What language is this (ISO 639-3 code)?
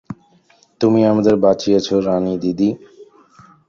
ben